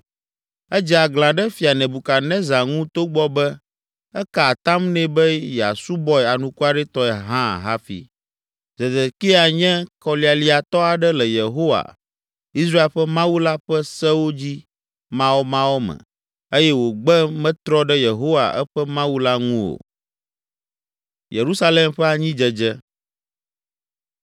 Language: Ewe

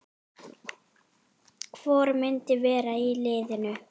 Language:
Icelandic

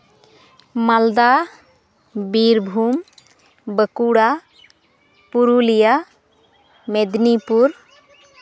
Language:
Santali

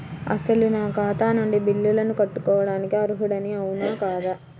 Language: Telugu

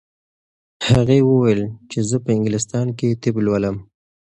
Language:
Pashto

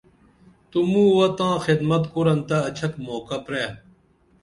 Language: Dameli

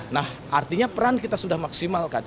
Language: Indonesian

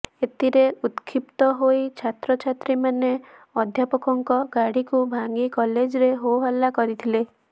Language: Odia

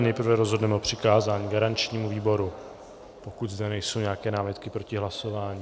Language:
Czech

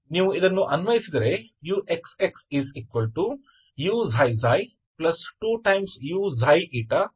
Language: Kannada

